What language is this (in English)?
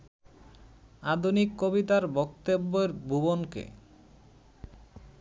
Bangla